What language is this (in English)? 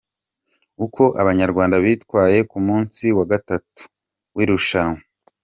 Kinyarwanda